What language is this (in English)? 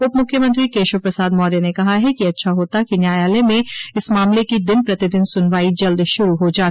Hindi